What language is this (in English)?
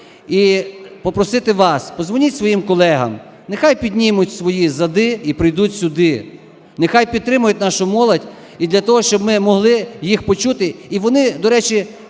Ukrainian